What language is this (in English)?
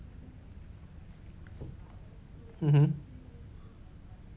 English